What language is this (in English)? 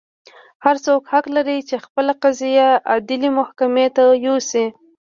Pashto